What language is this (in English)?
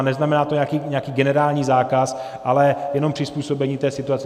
Czech